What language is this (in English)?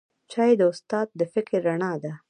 Pashto